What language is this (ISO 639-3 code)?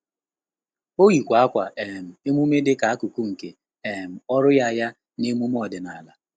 ibo